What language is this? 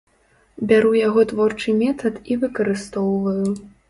Belarusian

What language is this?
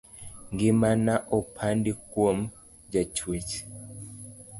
Luo (Kenya and Tanzania)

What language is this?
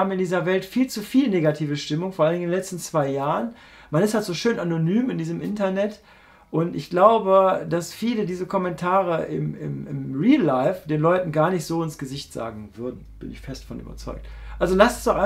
German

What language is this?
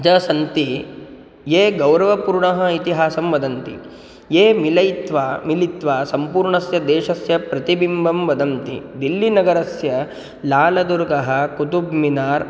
Sanskrit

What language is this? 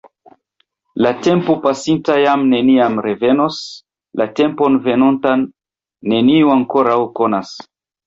Esperanto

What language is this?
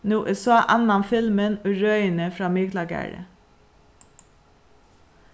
Faroese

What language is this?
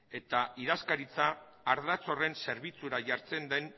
Basque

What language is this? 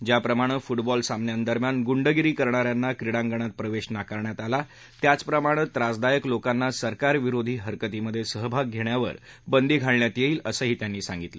Marathi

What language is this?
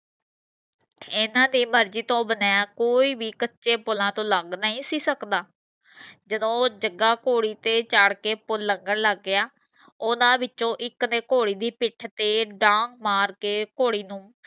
Punjabi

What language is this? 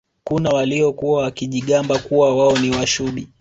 Swahili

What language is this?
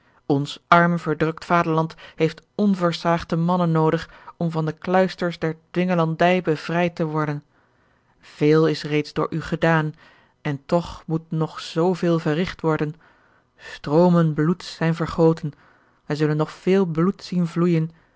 Dutch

